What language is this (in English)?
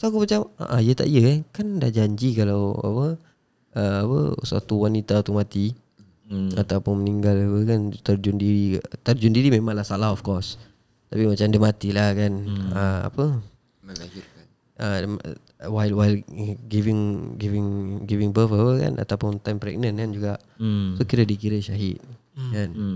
Malay